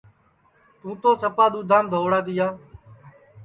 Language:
Sansi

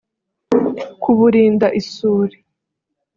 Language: Kinyarwanda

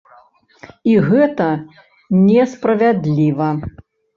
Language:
Belarusian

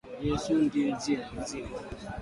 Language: Swahili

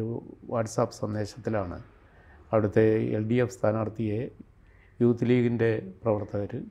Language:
Malayalam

